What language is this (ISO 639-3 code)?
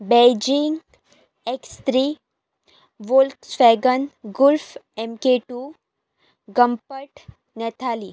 kok